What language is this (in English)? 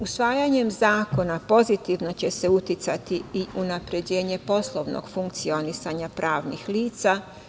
Serbian